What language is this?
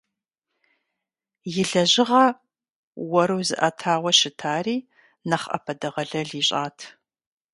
Kabardian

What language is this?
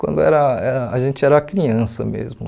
Portuguese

